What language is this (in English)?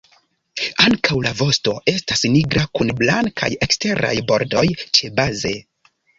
Esperanto